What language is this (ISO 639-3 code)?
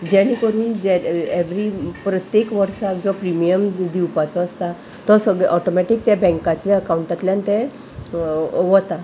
kok